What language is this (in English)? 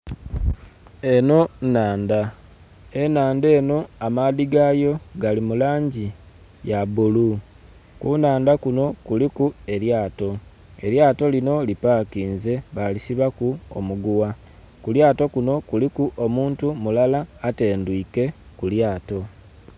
Soga